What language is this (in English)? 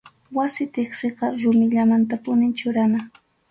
Arequipa-La Unión Quechua